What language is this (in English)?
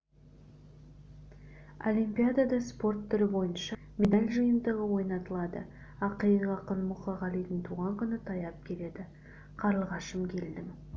Kazakh